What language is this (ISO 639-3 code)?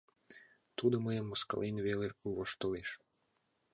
chm